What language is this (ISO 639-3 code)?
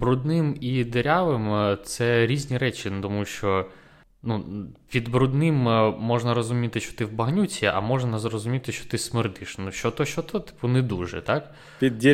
ukr